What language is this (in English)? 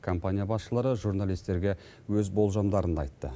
Kazakh